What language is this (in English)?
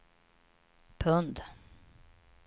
Swedish